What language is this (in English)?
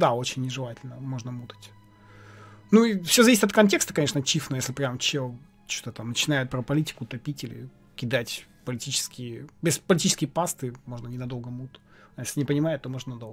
Russian